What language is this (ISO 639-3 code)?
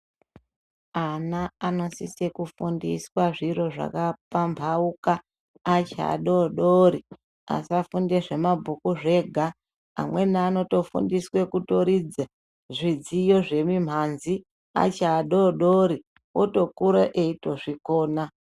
ndc